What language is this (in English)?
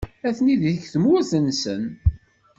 Kabyle